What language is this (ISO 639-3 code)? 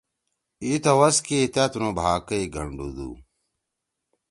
trw